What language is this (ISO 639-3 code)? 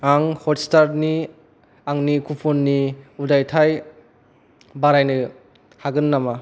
brx